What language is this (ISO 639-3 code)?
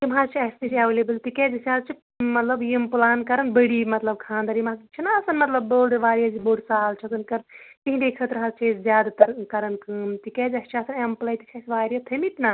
kas